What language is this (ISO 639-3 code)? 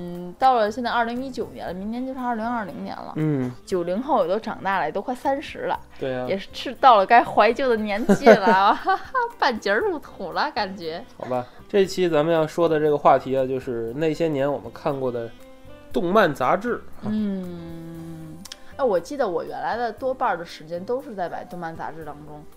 zho